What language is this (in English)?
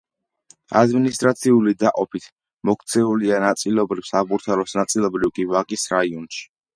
Georgian